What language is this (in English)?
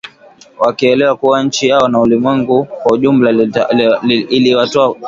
Swahili